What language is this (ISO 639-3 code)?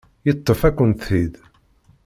kab